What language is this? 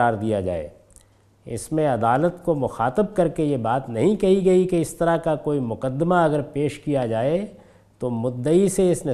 Urdu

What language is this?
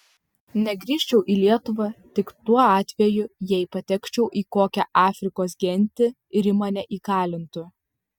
Lithuanian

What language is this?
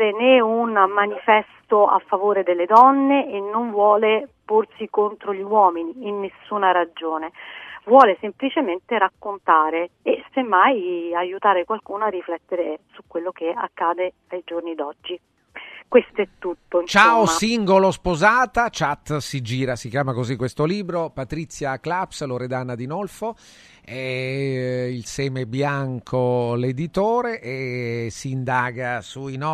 Italian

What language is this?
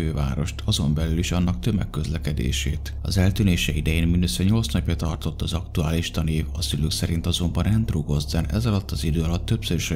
Hungarian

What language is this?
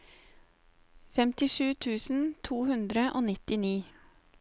Norwegian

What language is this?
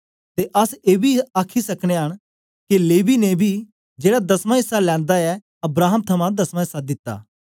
Dogri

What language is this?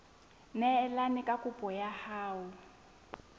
Southern Sotho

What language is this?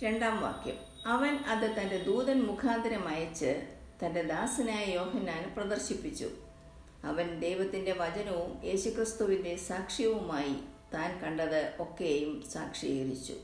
Malayalam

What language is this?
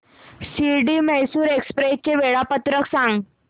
Marathi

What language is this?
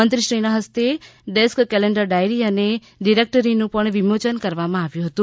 Gujarati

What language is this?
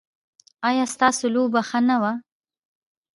Pashto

